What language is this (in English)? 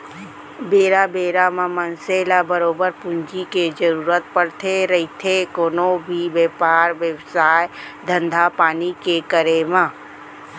Chhattisgarhi